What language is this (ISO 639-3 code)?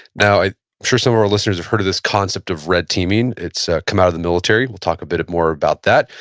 eng